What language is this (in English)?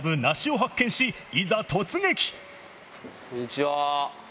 Japanese